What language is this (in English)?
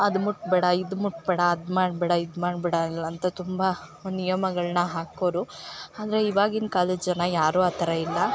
Kannada